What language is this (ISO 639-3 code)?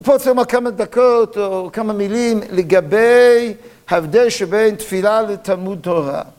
heb